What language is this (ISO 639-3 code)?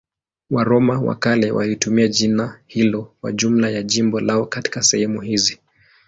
swa